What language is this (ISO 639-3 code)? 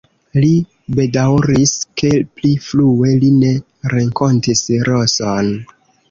epo